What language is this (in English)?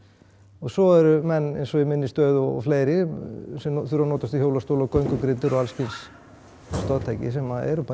Icelandic